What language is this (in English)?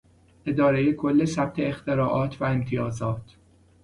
Persian